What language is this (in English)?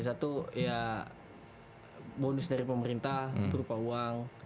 Indonesian